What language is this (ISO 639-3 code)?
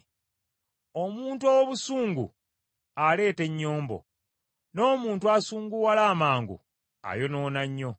lug